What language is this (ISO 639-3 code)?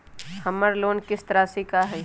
mag